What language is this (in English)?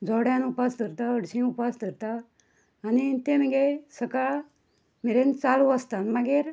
Konkani